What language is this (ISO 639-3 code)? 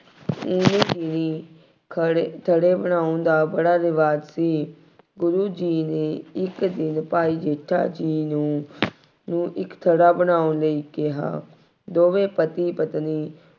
pan